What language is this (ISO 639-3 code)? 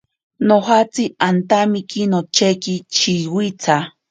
prq